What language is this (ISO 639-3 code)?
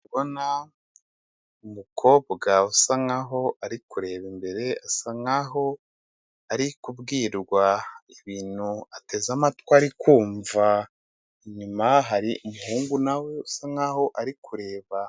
kin